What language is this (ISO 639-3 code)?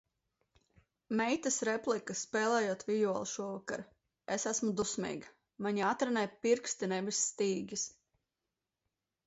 lav